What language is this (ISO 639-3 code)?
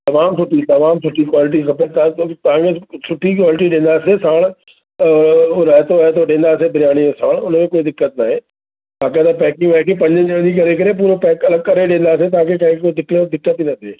snd